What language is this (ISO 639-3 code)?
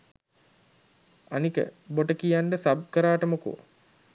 sin